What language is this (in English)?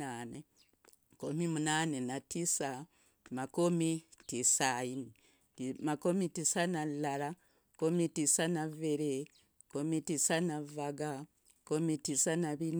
Logooli